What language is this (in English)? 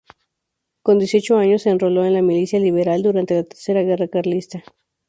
Spanish